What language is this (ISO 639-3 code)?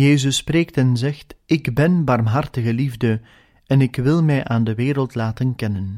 nld